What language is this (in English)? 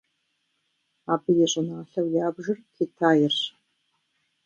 Kabardian